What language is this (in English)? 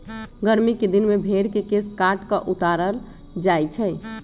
Magahi